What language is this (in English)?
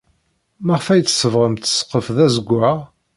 Kabyle